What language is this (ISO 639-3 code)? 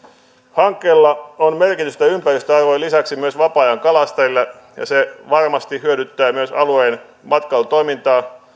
fin